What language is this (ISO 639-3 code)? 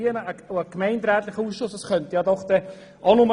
gsw